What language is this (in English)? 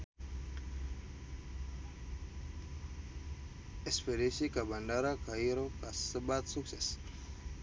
Sundanese